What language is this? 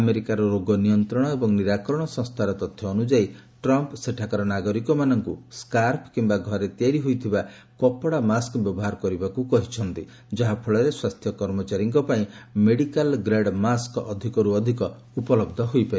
Odia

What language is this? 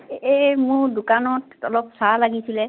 Assamese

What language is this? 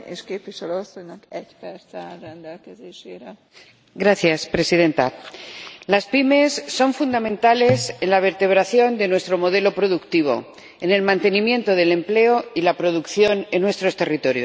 Spanish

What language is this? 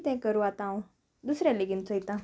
Konkani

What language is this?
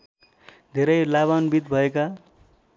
Nepali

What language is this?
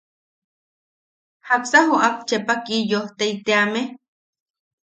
Yaqui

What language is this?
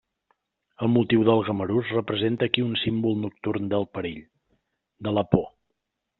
Catalan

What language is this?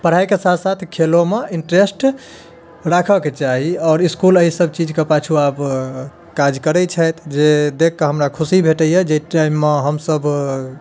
Maithili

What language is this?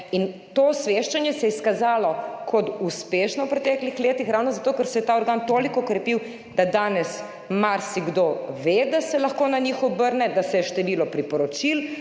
Slovenian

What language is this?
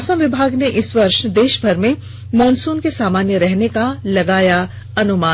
Hindi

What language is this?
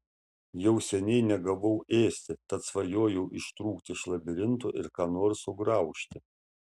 Lithuanian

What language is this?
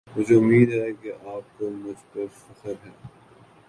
Urdu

